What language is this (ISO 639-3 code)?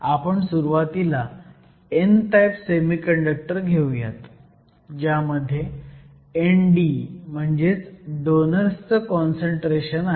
mar